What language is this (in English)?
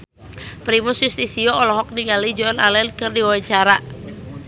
Sundanese